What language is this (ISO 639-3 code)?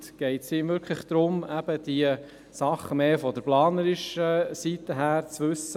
gsw